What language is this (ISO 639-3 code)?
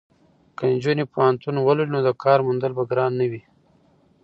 pus